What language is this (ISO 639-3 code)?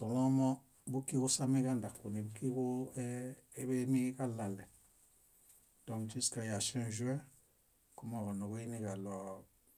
bda